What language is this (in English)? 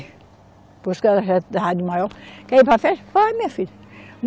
Portuguese